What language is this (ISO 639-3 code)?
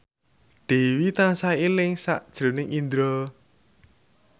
jav